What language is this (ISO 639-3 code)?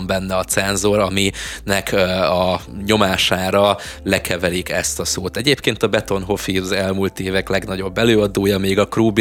hun